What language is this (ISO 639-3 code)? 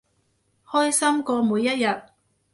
yue